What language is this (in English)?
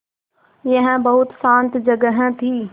Hindi